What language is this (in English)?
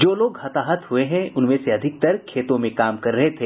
Hindi